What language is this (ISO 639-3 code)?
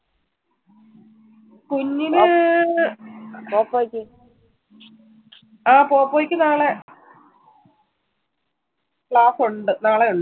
mal